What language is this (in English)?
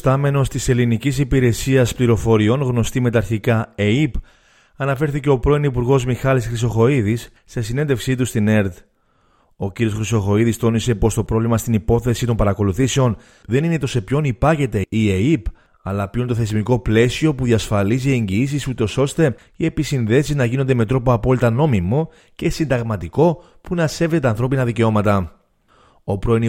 Greek